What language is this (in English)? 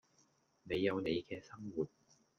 Cantonese